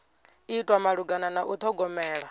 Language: Venda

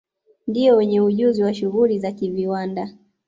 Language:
Swahili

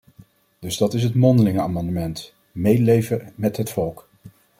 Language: Dutch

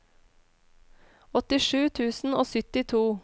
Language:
Norwegian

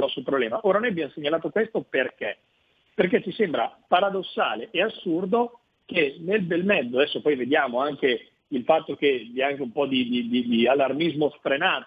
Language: Italian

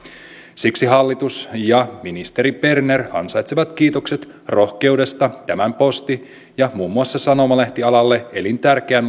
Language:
Finnish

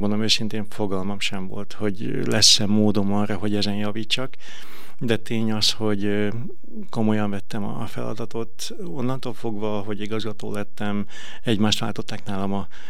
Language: Hungarian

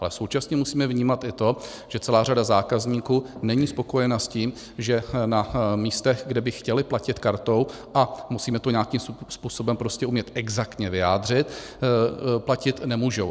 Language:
Czech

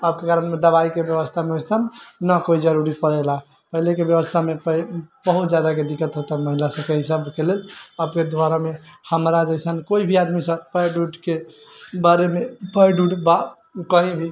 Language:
Maithili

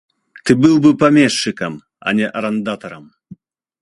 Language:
Belarusian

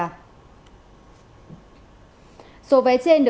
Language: Vietnamese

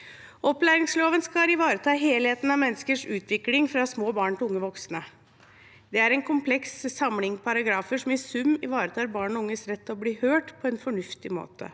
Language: Norwegian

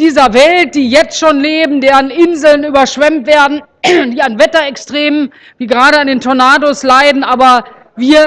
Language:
German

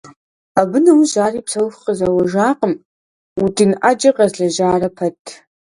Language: Kabardian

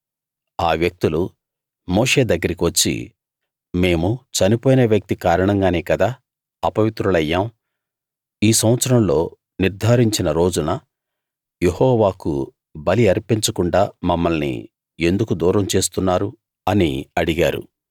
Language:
Telugu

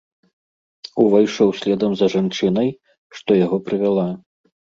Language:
Belarusian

